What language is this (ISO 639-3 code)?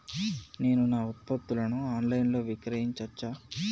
tel